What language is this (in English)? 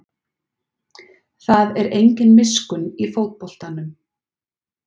Icelandic